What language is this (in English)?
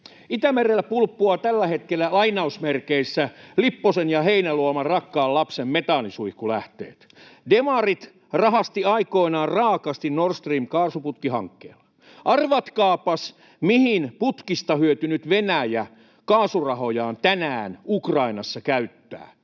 Finnish